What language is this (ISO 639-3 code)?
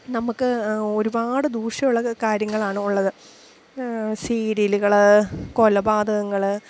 mal